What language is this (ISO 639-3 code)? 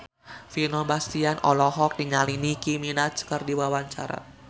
sun